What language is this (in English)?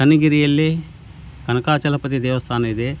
Kannada